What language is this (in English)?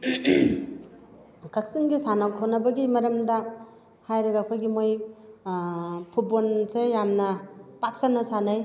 Manipuri